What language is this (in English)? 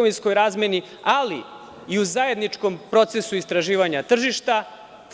Serbian